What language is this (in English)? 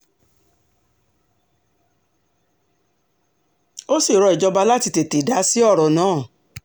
Yoruba